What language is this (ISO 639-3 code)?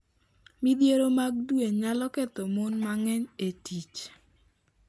luo